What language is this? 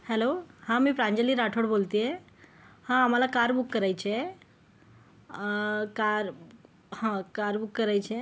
Marathi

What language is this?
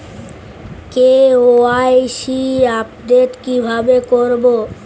Bangla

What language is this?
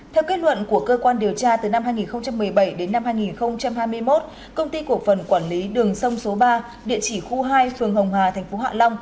Vietnamese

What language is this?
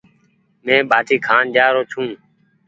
Goaria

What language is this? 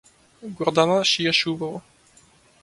Macedonian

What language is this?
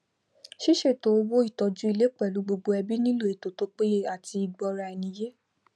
Yoruba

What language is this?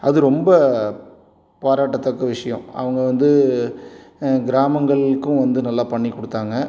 Tamil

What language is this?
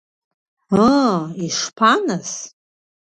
Abkhazian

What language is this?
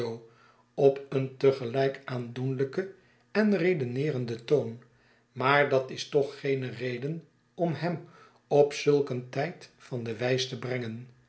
Dutch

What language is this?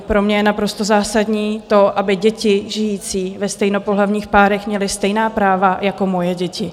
Czech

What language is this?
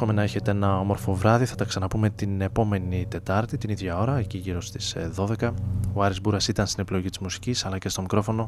Greek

